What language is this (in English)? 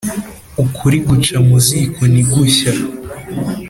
Kinyarwanda